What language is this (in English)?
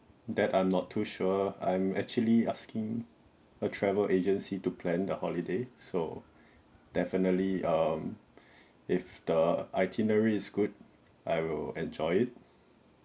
English